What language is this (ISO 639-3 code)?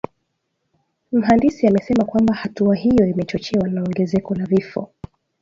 swa